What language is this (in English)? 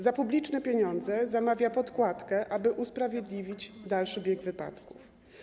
Polish